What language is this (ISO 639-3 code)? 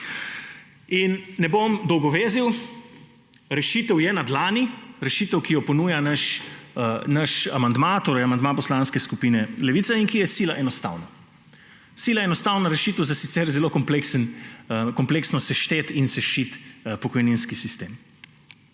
slv